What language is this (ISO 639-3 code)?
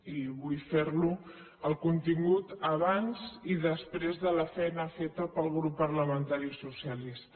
cat